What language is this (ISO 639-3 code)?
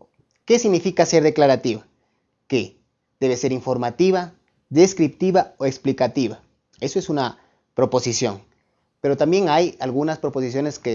spa